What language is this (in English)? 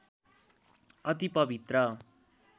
Nepali